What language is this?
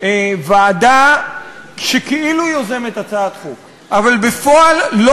Hebrew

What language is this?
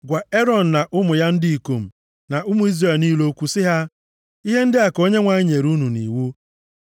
Igbo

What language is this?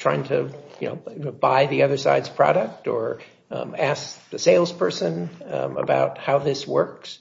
English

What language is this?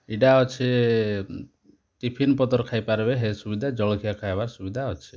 Odia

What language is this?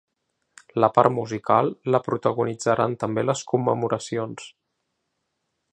Catalan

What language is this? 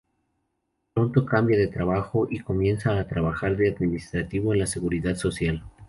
Spanish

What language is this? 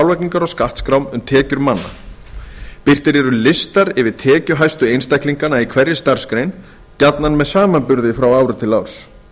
Icelandic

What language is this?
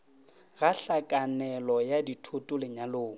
Northern Sotho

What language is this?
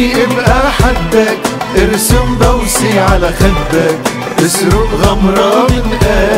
Arabic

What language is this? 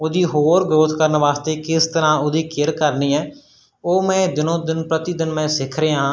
Punjabi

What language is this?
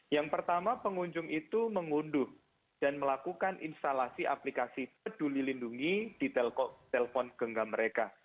Indonesian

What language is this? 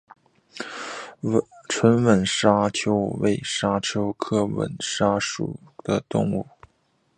Chinese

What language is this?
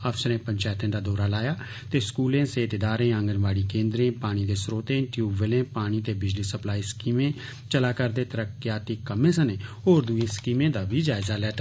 Dogri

